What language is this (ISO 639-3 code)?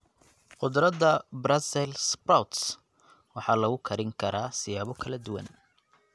som